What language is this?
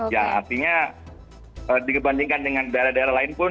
Indonesian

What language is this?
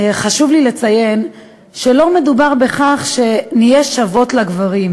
Hebrew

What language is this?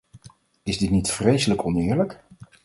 Dutch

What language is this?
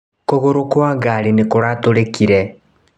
Kikuyu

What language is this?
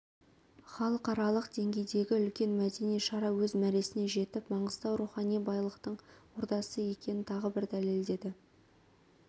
Kazakh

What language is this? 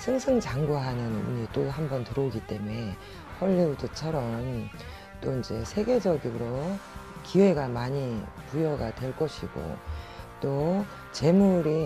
Korean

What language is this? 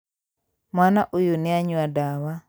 Kikuyu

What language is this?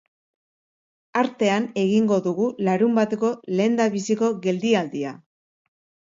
Basque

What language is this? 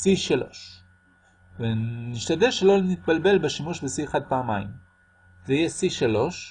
Hebrew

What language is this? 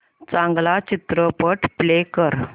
Marathi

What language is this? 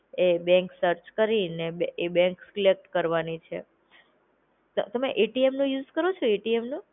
Gujarati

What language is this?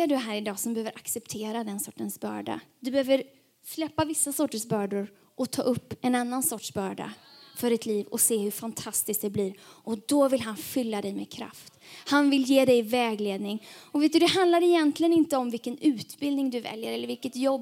Swedish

